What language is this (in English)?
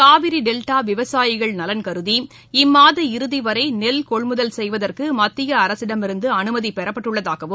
Tamil